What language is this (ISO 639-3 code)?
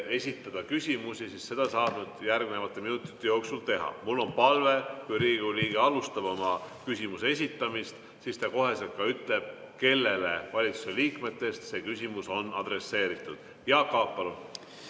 est